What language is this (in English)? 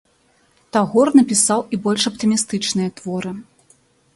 Belarusian